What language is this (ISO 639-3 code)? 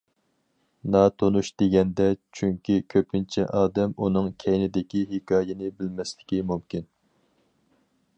uig